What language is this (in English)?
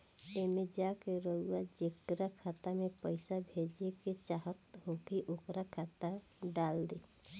Bhojpuri